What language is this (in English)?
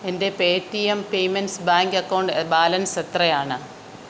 Malayalam